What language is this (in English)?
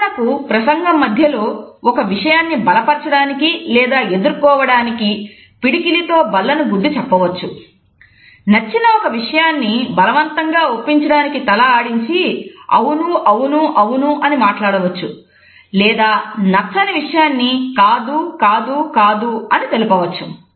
Telugu